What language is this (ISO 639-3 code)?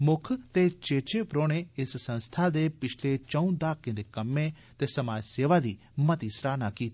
doi